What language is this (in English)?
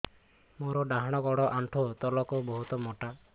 Odia